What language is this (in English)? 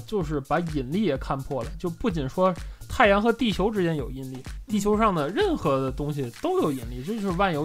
Chinese